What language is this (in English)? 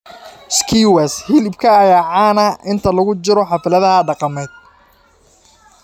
Somali